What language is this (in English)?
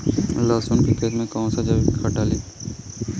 Bhojpuri